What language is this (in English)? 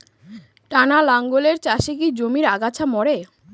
Bangla